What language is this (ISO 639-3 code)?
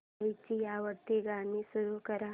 mar